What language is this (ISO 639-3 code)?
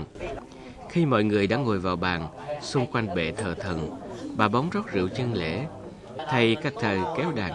vie